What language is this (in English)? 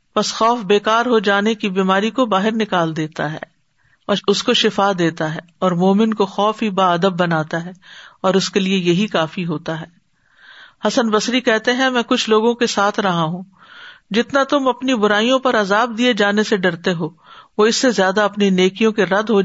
Urdu